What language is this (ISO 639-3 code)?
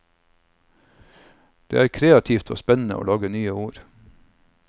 nor